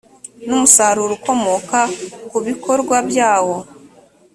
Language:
Kinyarwanda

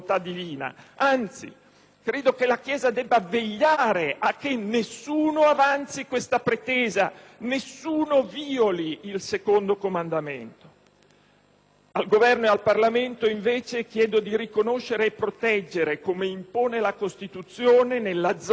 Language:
Italian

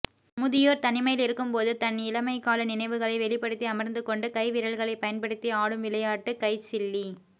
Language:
Tamil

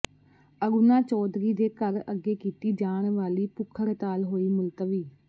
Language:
Punjabi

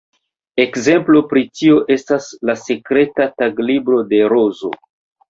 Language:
Esperanto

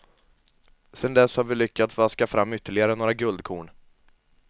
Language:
Swedish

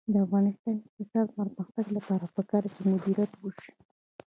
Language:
Pashto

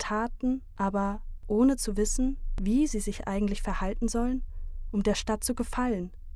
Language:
German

